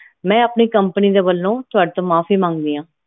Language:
Punjabi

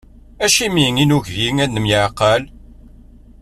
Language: Kabyle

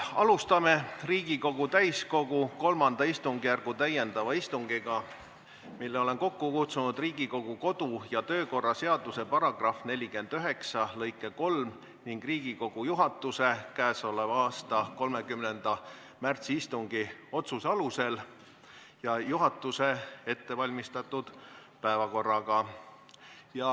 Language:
Estonian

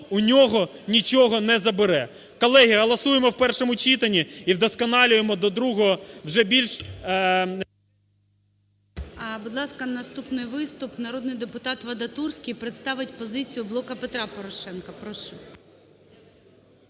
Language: Ukrainian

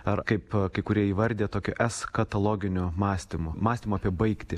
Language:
Lithuanian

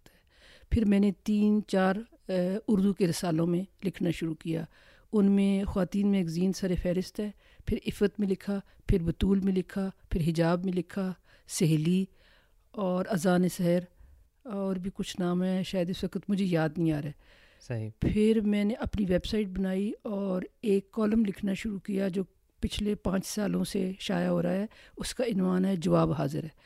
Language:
Urdu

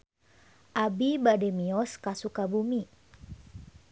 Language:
Sundanese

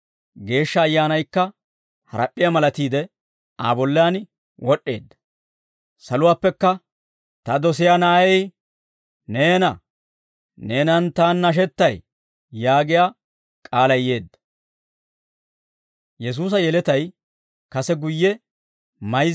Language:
Dawro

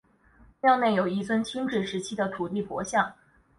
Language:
Chinese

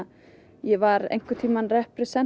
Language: Icelandic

